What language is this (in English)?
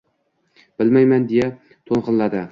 Uzbek